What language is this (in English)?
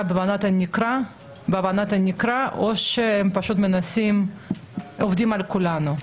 Hebrew